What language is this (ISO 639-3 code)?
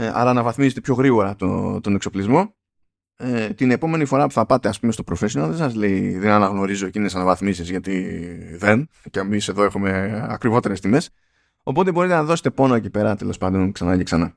ell